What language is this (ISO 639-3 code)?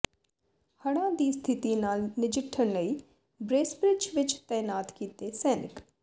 pan